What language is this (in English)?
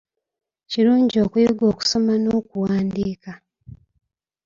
Ganda